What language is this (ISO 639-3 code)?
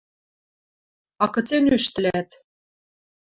mrj